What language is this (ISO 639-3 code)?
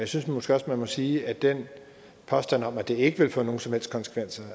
dan